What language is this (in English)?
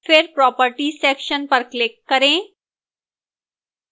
Hindi